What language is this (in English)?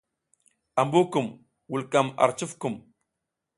South Giziga